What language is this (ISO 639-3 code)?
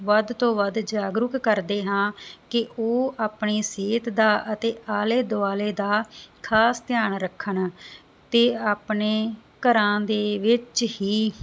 pan